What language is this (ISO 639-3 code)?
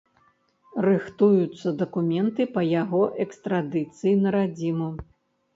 bel